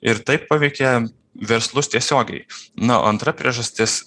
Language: Lithuanian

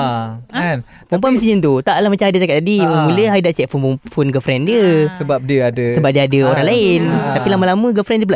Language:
Malay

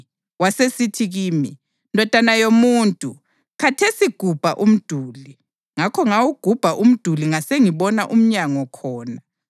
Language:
North Ndebele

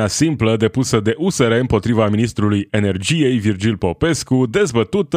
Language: Romanian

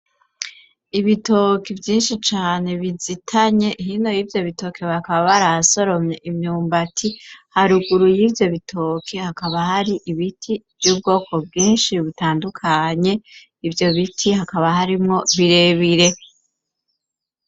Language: Rundi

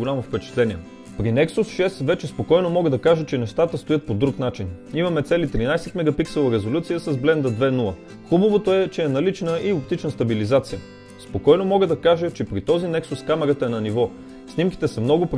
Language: Bulgarian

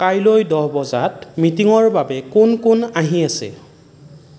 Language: Assamese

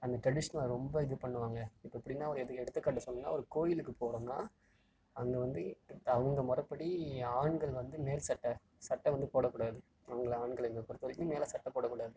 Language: Tamil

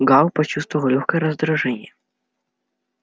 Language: Russian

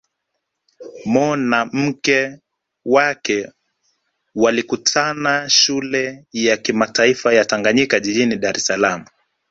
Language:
Swahili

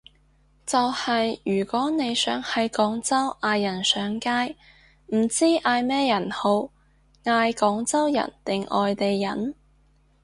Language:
Cantonese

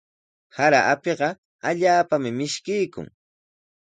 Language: Sihuas Ancash Quechua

